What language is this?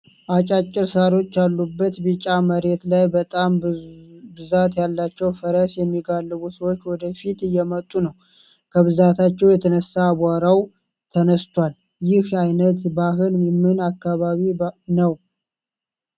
Amharic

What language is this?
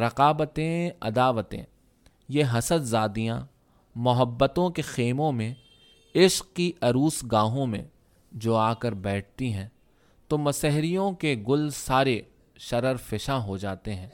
Urdu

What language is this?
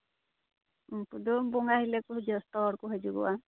Santali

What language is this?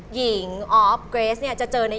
Thai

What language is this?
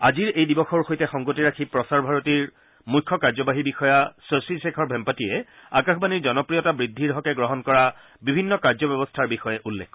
Assamese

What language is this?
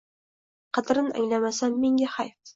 Uzbek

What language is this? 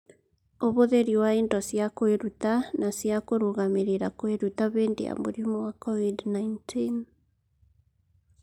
Kikuyu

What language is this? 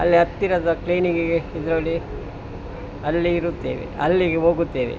Kannada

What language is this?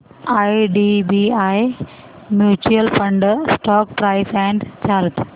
Marathi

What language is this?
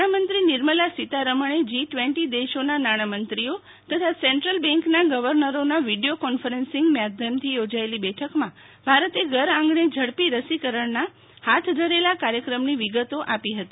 Gujarati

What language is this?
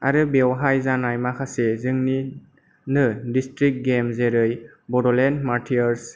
Bodo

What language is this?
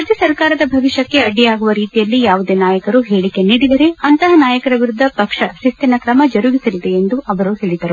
Kannada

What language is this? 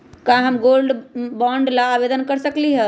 Magahi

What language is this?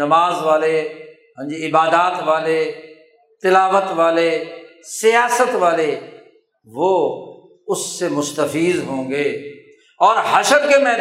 Urdu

